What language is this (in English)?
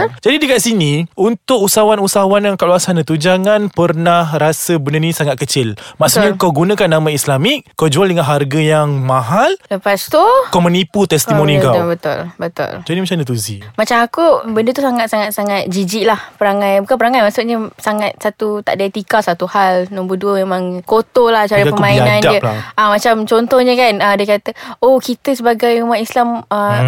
Malay